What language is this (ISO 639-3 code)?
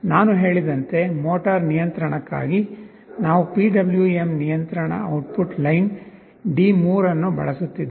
kan